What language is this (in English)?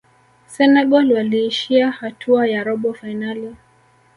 Swahili